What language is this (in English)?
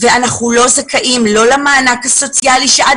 Hebrew